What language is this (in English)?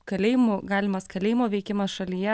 Lithuanian